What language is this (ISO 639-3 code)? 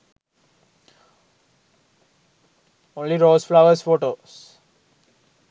sin